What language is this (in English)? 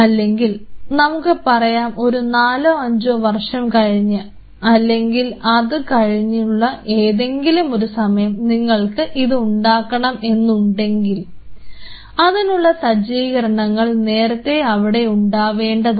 Malayalam